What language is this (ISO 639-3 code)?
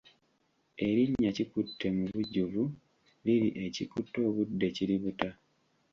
lug